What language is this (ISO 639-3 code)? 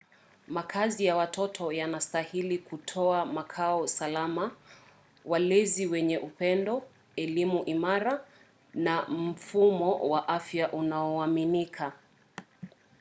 swa